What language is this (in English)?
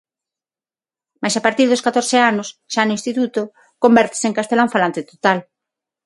Galician